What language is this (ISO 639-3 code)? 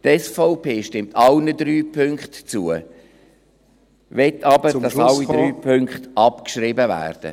gsw